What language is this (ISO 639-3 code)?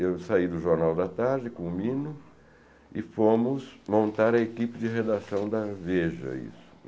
por